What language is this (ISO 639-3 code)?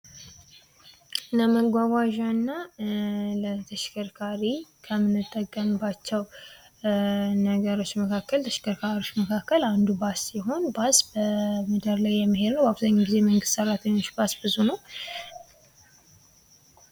amh